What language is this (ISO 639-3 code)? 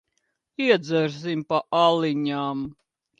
lav